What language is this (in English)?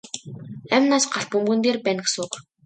Mongolian